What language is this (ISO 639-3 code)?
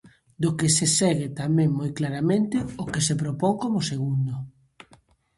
glg